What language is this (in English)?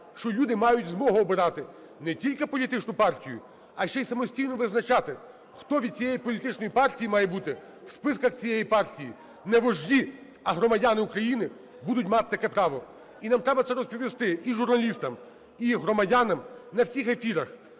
Ukrainian